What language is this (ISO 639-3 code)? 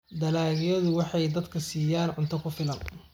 som